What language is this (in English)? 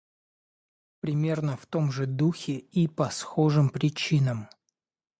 Russian